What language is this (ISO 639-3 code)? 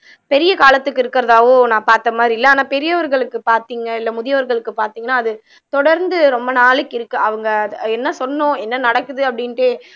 tam